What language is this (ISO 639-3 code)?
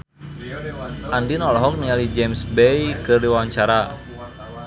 sun